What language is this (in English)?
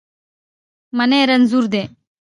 Pashto